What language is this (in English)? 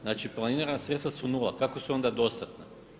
Croatian